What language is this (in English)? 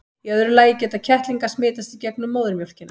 Icelandic